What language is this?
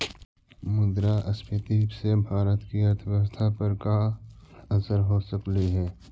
Magahi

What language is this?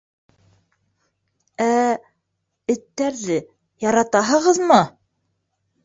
Bashkir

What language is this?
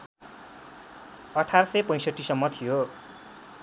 Nepali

